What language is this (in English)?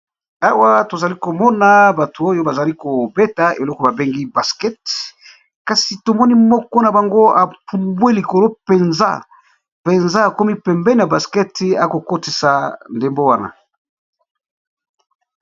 Lingala